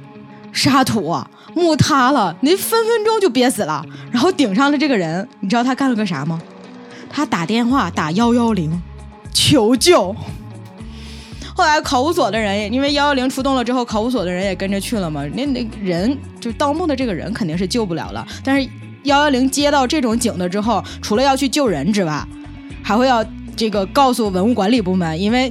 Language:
Chinese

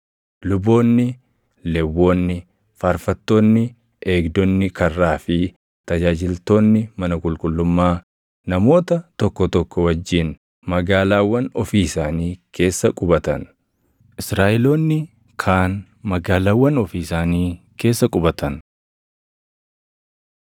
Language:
Oromo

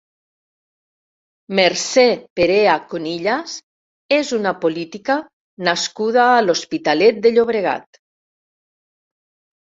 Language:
Catalan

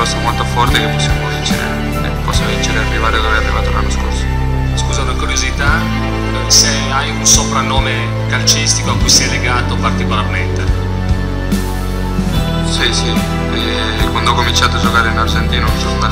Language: Italian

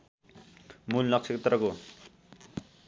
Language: Nepali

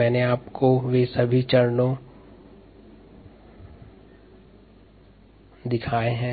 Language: Hindi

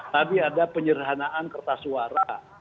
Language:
Indonesian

